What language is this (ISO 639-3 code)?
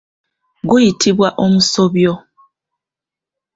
lug